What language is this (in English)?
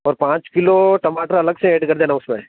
Hindi